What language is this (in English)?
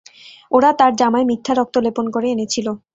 Bangla